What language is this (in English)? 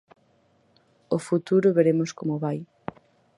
Galician